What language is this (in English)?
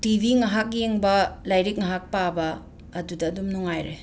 Manipuri